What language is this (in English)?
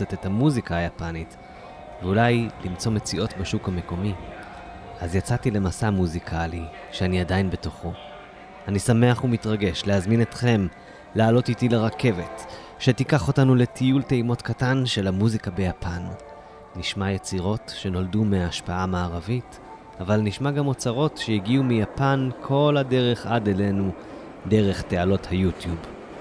Hebrew